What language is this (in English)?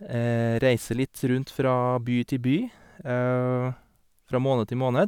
Norwegian